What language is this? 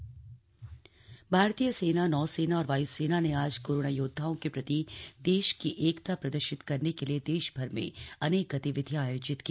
Hindi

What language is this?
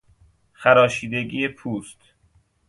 Persian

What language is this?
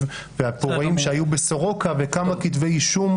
Hebrew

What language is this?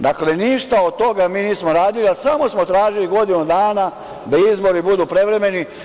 Serbian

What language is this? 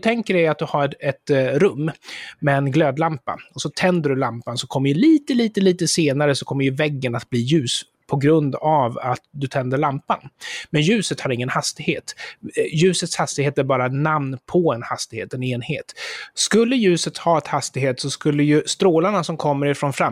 Swedish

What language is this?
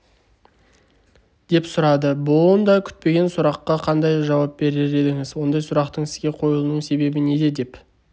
Kazakh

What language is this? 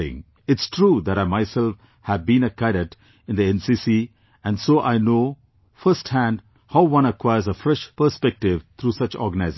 English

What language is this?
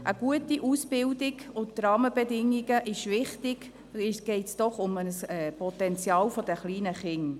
Swiss German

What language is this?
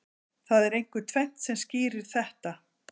Icelandic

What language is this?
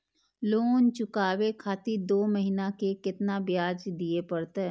Maithili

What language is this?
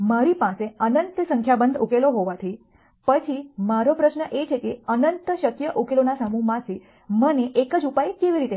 Gujarati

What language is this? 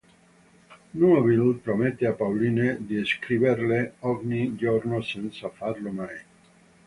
Italian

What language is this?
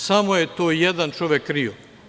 Serbian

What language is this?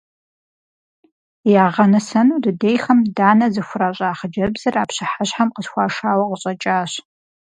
Kabardian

